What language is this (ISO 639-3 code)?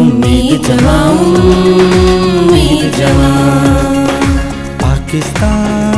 hin